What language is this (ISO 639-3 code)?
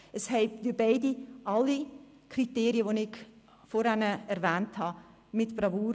gsw